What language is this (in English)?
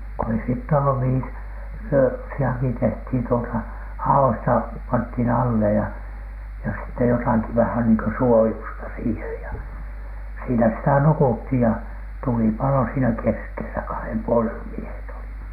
Finnish